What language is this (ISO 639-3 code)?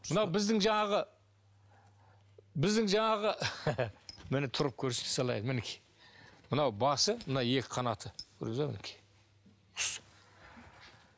kaz